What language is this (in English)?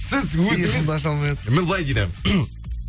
Kazakh